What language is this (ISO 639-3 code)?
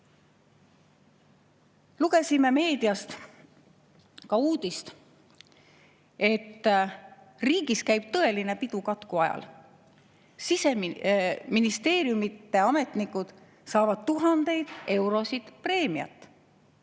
est